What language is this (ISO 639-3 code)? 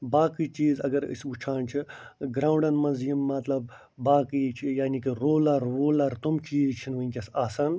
kas